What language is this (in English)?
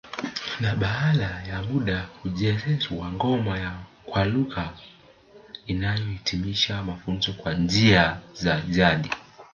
Swahili